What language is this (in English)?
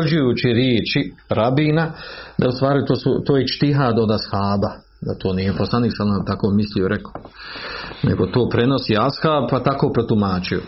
Croatian